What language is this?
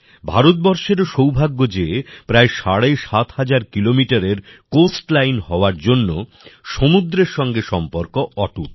Bangla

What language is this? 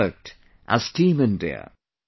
English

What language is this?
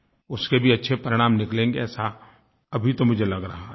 Hindi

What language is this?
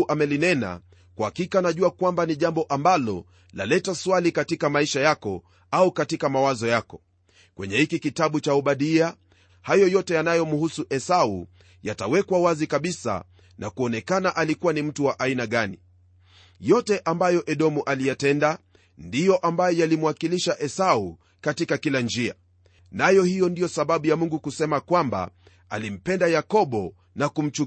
Swahili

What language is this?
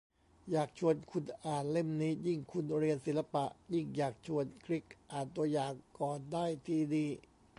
Thai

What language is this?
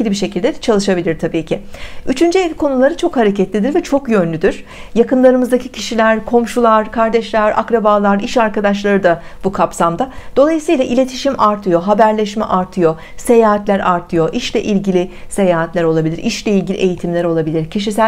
Turkish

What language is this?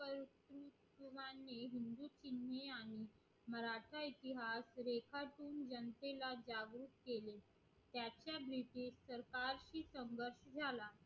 Marathi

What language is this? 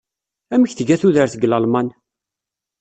Kabyle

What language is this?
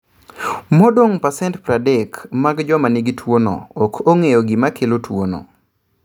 Luo (Kenya and Tanzania)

